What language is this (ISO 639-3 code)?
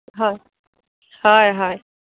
asm